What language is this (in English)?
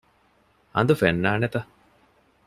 Divehi